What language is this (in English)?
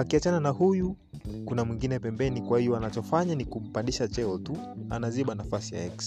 Swahili